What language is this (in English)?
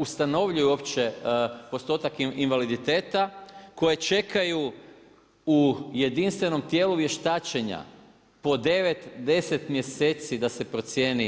Croatian